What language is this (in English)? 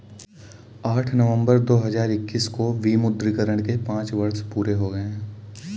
Hindi